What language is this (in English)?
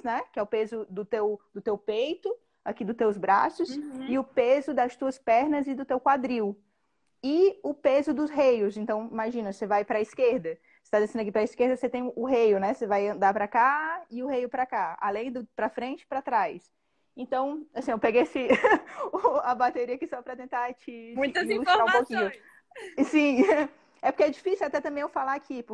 Portuguese